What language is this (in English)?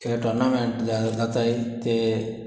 Konkani